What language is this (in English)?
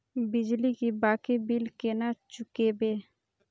Maithili